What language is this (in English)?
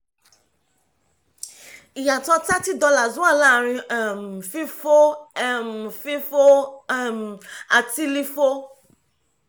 Yoruba